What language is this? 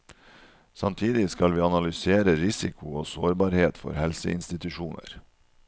Norwegian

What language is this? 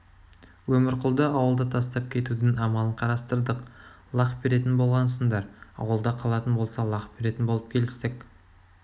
Kazakh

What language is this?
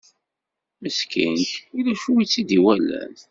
Kabyle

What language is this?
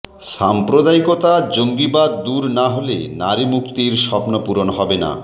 Bangla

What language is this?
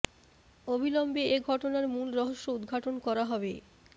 Bangla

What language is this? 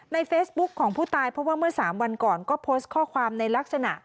Thai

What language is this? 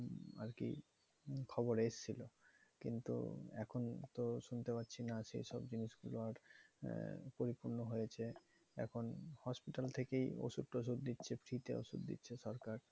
Bangla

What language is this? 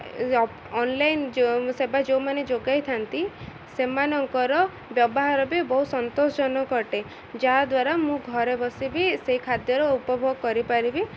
Odia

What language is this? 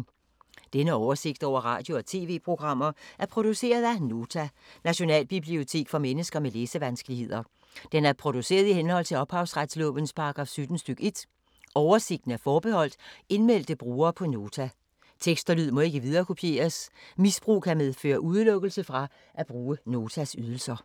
Danish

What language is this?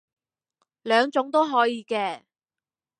Cantonese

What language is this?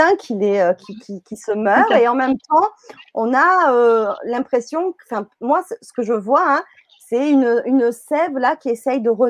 French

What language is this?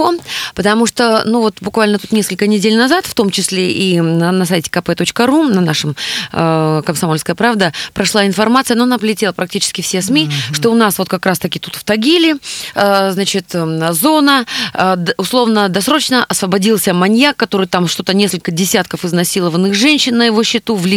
Russian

